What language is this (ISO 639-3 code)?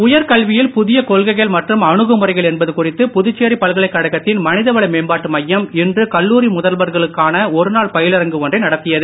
tam